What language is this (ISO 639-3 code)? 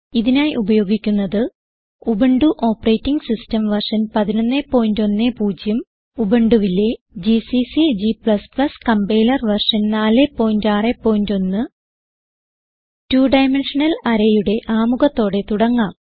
mal